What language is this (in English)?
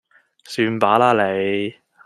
Cantonese